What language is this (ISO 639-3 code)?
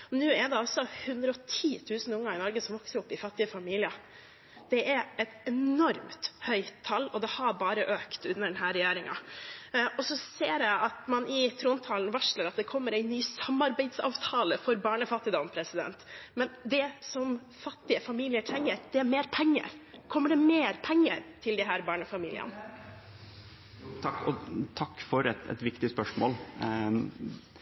nor